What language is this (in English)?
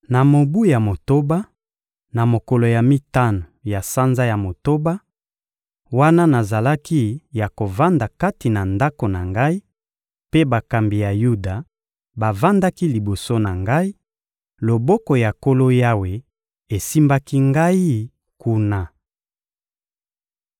Lingala